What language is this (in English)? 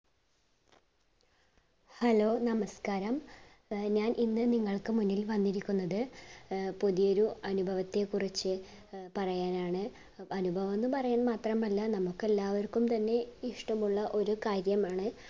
Malayalam